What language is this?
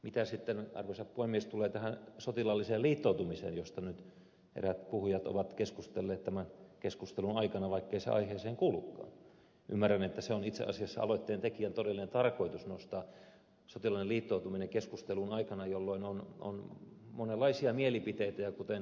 Finnish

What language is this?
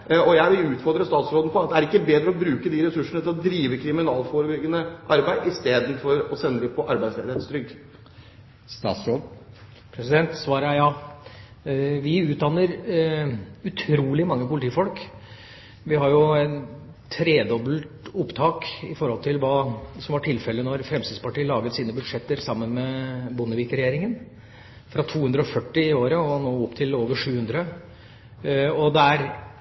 Norwegian Bokmål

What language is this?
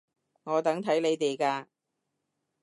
Cantonese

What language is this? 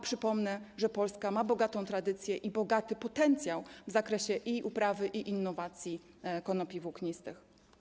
Polish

